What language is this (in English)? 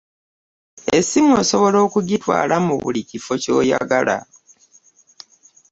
Ganda